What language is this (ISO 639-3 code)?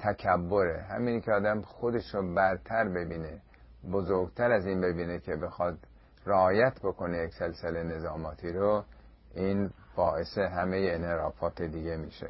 fas